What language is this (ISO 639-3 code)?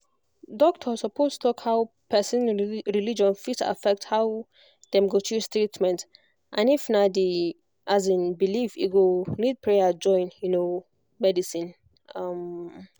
pcm